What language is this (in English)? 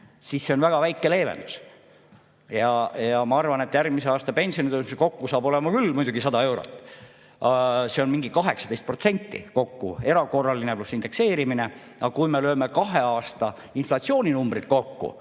Estonian